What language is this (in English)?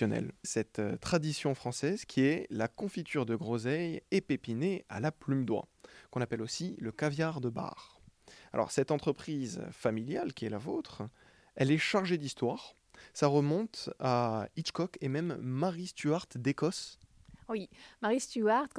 French